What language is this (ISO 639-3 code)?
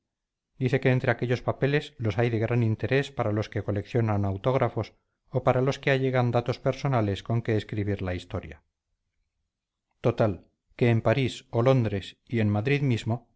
spa